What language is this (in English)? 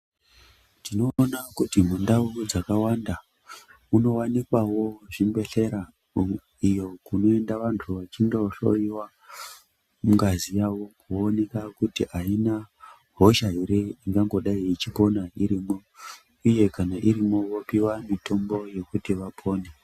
Ndau